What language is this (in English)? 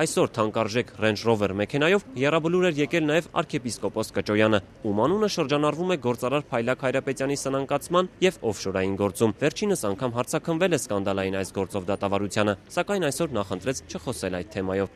Romanian